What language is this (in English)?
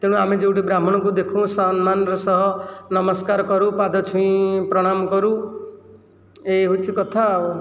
Odia